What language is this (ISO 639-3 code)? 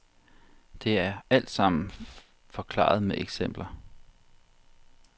dan